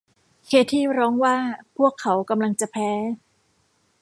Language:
Thai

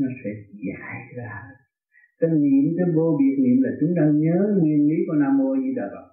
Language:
Vietnamese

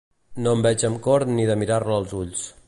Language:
Catalan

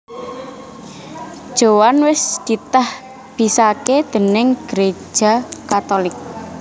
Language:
Javanese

